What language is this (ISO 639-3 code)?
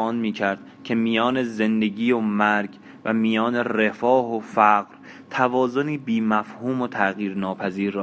fas